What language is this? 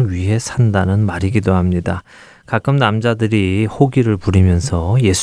Korean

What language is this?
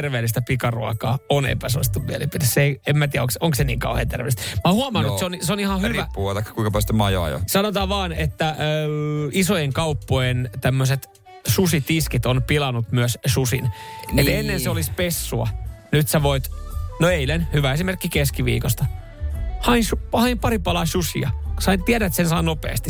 Finnish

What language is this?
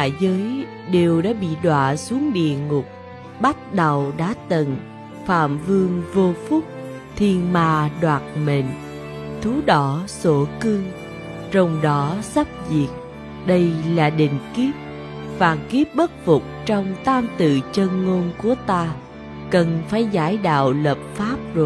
Vietnamese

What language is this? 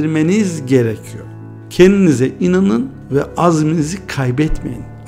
Turkish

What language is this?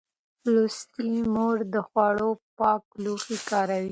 Pashto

